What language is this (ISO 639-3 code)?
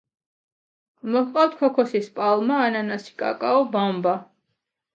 kat